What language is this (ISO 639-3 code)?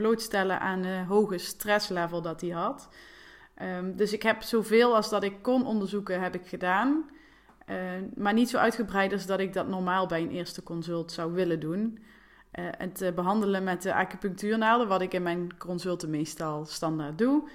nld